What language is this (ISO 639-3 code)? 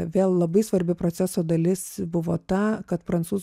lit